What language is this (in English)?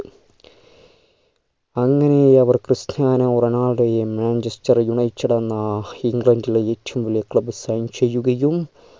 Malayalam